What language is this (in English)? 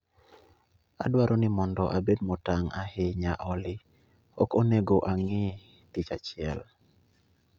Luo (Kenya and Tanzania)